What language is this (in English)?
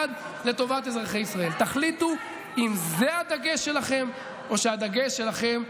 Hebrew